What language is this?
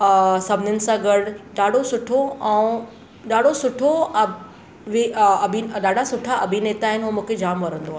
Sindhi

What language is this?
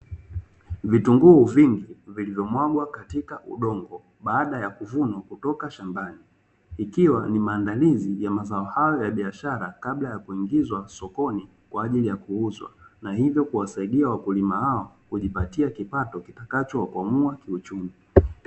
Swahili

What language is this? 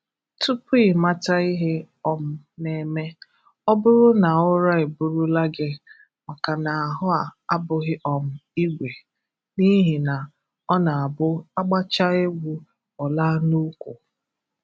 Igbo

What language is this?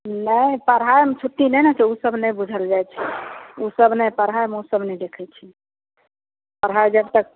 Maithili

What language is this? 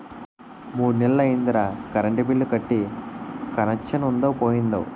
Telugu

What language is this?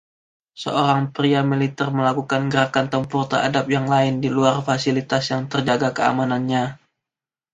Indonesian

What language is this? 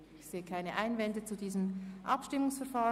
Swiss German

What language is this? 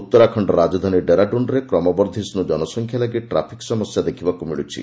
Odia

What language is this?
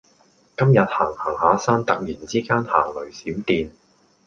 Cantonese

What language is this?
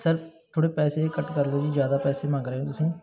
Punjabi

